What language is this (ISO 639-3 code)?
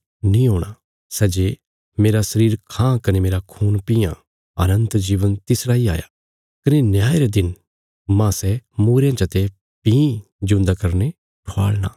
kfs